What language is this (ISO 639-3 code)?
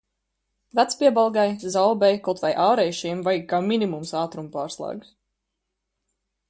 lav